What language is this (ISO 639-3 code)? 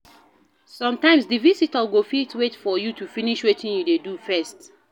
pcm